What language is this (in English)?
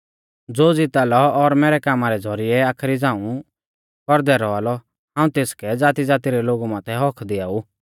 Mahasu Pahari